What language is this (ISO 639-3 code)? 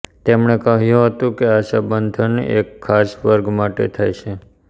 guj